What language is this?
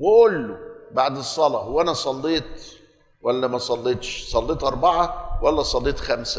Arabic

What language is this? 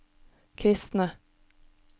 Norwegian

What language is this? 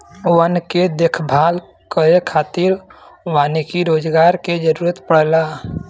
Bhojpuri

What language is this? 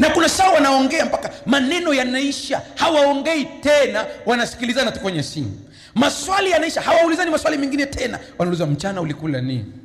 Swahili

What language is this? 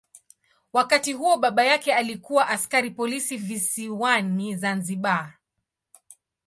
Swahili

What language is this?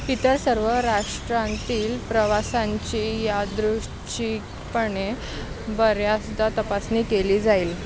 Marathi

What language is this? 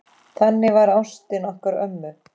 Icelandic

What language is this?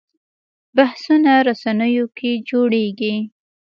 Pashto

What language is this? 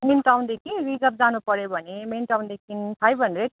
Nepali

